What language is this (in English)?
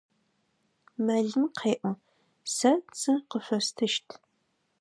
Adyghe